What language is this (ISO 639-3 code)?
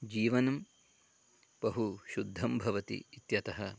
san